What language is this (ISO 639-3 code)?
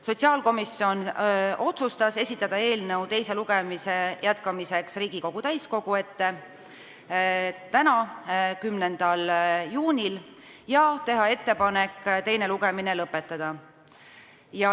est